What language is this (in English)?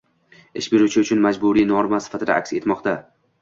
Uzbek